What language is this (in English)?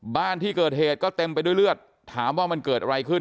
Thai